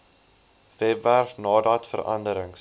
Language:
Afrikaans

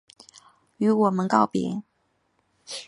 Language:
Chinese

